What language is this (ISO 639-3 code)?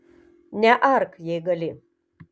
lit